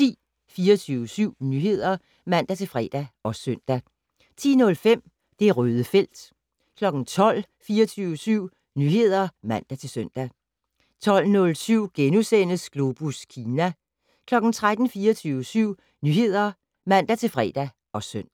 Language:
Danish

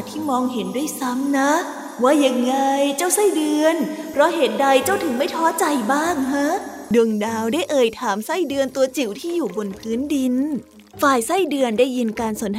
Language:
Thai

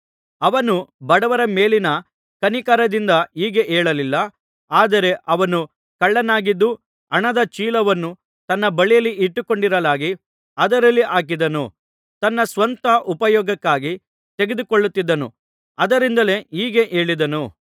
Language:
Kannada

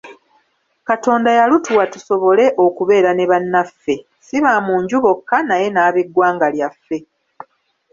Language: Ganda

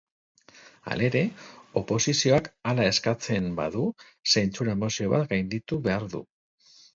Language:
Basque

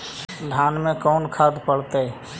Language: Magahi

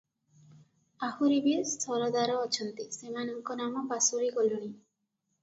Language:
Odia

